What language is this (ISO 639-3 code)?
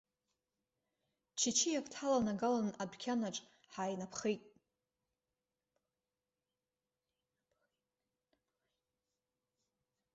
abk